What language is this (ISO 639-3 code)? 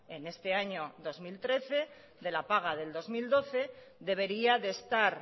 spa